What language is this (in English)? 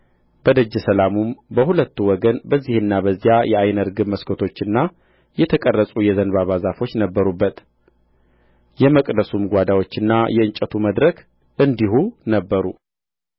Amharic